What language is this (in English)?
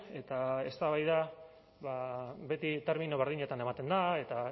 Basque